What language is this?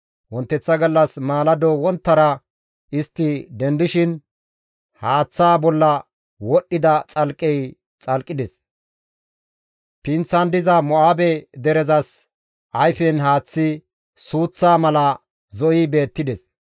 Gamo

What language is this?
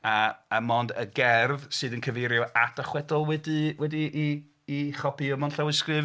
Welsh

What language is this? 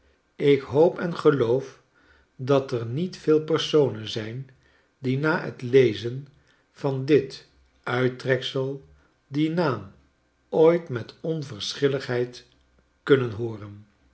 Dutch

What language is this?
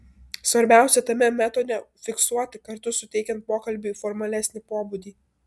Lithuanian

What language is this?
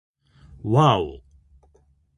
Japanese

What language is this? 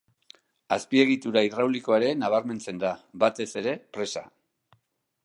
Basque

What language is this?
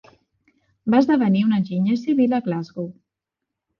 Catalan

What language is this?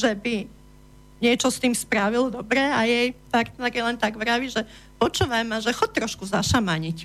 Slovak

